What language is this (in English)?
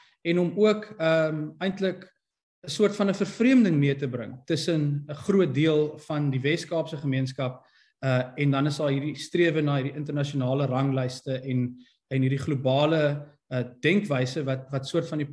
Dutch